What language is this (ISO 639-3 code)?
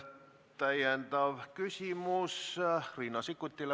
est